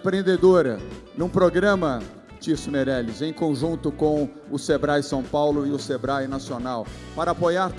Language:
Portuguese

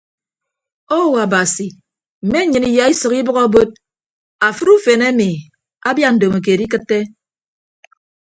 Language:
Ibibio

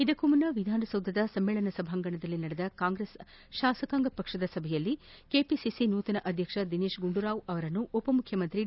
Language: Kannada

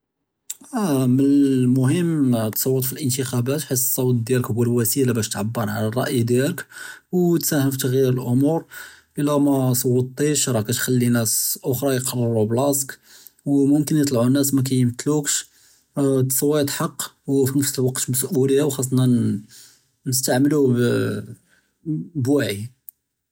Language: Judeo-Arabic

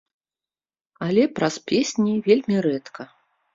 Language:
Belarusian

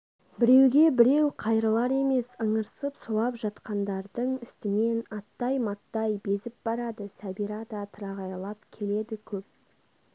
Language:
Kazakh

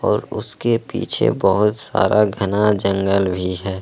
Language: Hindi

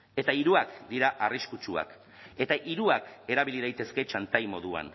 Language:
Basque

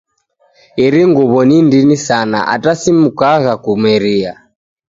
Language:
Taita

